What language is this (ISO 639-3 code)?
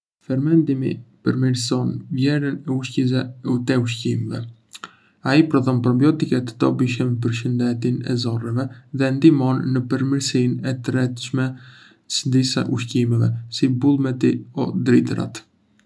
aae